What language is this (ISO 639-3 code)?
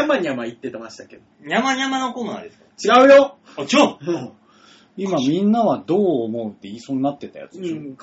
jpn